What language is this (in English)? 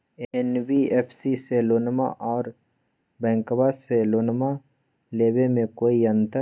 Magahi